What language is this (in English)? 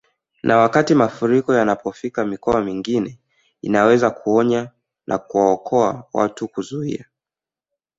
Swahili